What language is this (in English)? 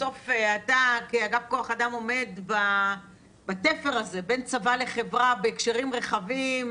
Hebrew